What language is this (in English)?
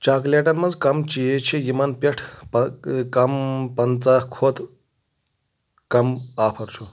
Kashmiri